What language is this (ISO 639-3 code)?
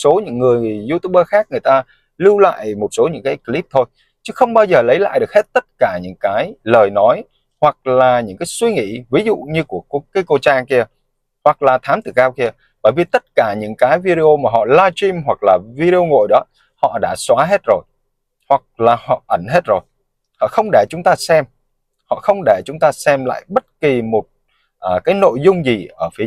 vie